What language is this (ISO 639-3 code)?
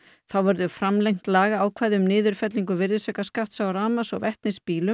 isl